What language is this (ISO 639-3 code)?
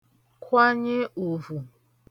ibo